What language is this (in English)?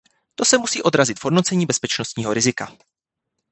Czech